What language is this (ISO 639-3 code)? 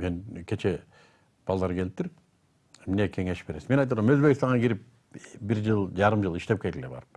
kir